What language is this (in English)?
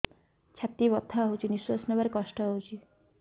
Odia